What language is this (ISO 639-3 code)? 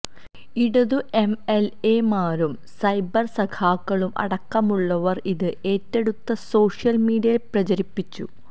mal